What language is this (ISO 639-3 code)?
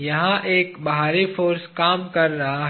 hin